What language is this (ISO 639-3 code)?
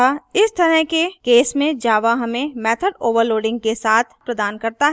hin